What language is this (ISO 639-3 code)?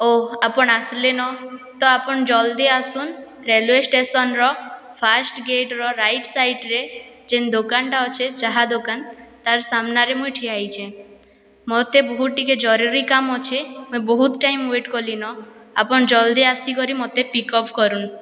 ori